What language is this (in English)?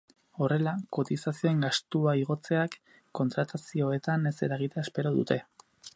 Basque